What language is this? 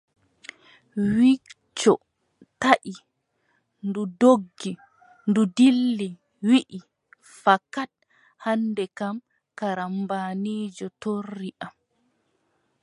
Adamawa Fulfulde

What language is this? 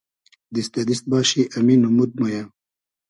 Hazaragi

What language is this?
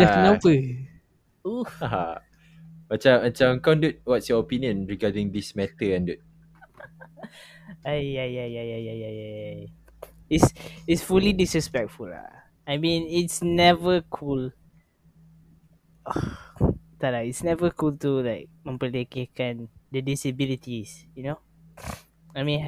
Malay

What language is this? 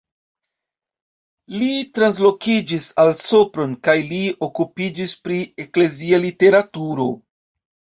Esperanto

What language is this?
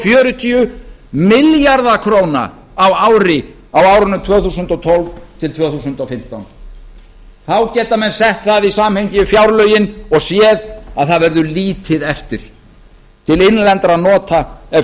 Icelandic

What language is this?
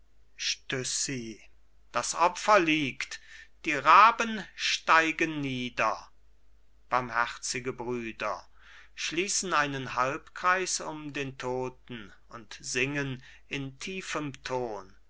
German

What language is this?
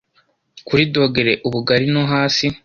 Kinyarwanda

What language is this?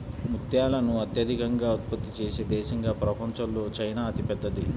Telugu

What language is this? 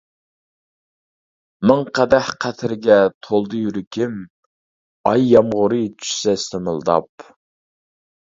Uyghur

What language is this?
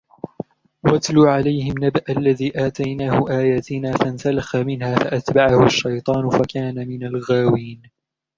Arabic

